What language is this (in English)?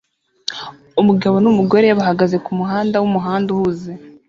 Kinyarwanda